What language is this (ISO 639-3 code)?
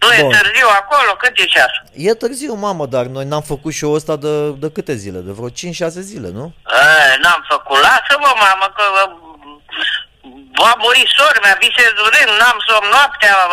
ron